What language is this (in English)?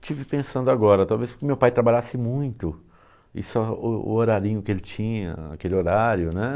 Portuguese